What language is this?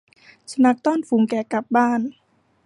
Thai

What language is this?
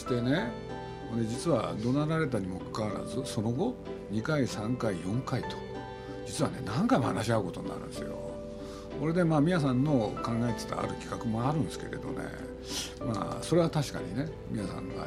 Japanese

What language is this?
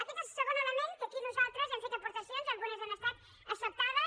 Catalan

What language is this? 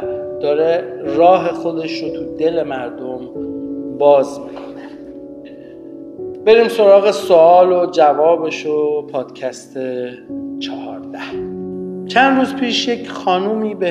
Persian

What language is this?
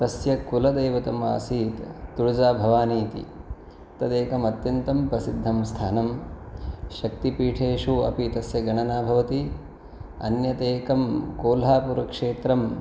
Sanskrit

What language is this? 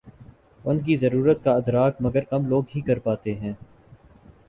Urdu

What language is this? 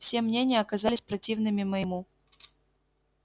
Russian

